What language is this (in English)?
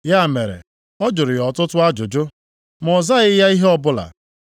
Igbo